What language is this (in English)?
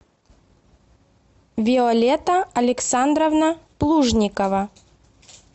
Russian